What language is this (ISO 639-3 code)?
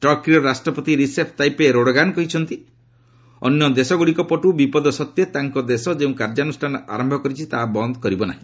ori